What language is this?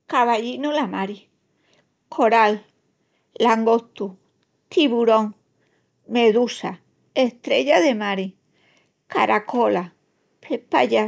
Extremaduran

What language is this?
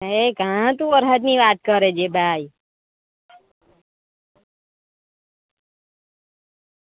Gujarati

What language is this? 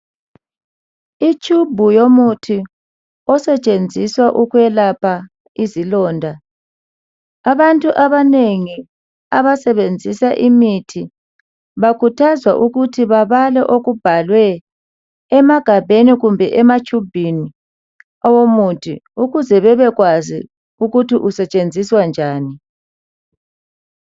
North Ndebele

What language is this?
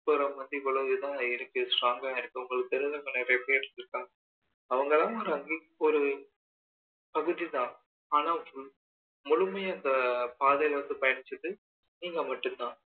Tamil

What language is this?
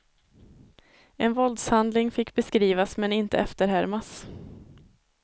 Swedish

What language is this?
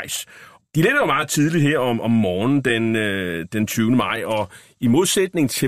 Danish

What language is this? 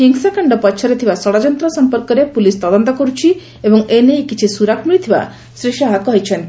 Odia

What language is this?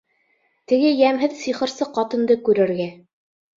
Bashkir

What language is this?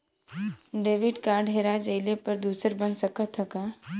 Bhojpuri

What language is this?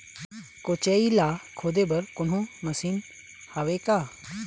Chhattisgarhi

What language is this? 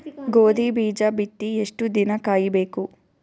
Kannada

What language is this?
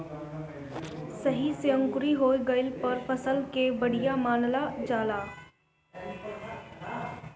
Bhojpuri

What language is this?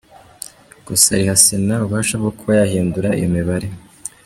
Kinyarwanda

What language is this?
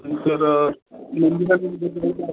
Marathi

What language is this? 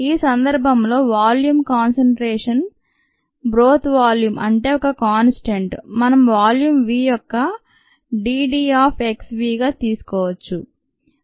Telugu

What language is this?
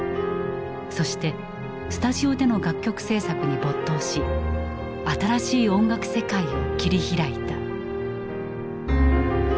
Japanese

